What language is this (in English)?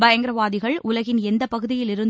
Tamil